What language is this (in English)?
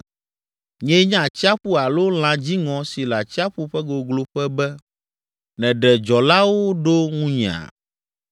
Ewe